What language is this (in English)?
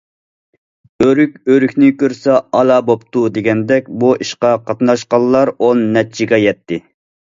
Uyghur